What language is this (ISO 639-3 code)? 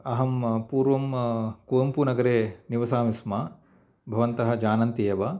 san